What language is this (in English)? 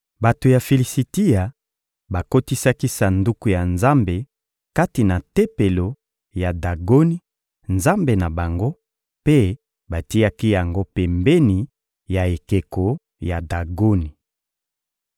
Lingala